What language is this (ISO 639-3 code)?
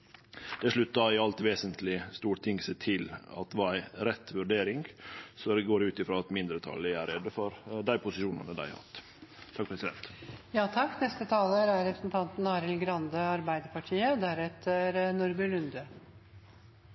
nno